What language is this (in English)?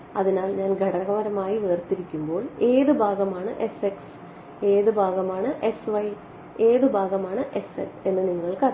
Malayalam